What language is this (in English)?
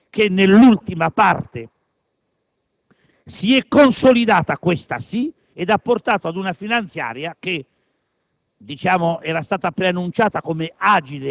Italian